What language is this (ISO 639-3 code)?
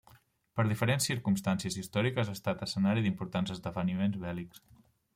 cat